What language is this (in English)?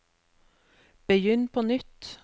Norwegian